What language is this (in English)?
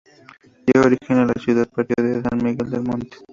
Spanish